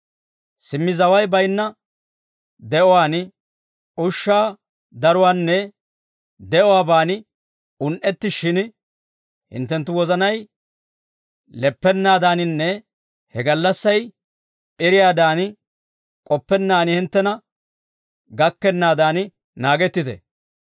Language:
Dawro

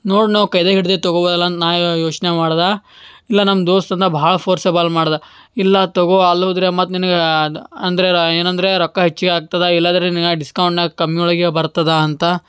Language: Kannada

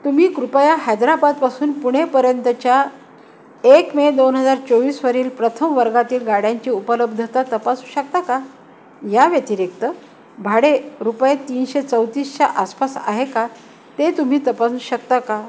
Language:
Marathi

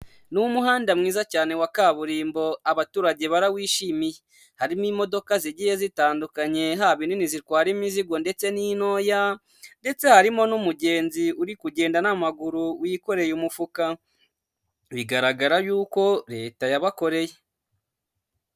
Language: Kinyarwanda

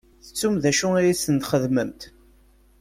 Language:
Kabyle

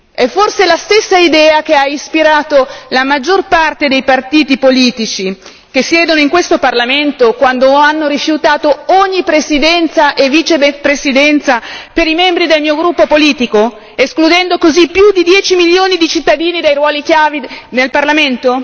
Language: Italian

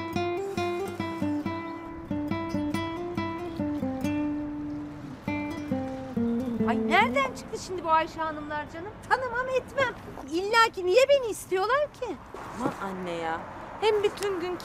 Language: Turkish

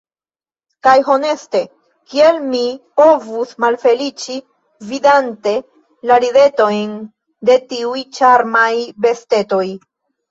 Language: Esperanto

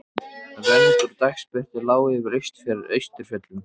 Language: Icelandic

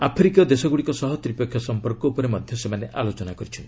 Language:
Odia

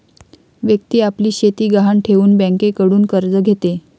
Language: Marathi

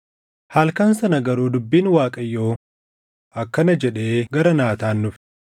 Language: Oromo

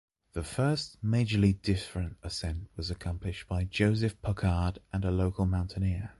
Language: English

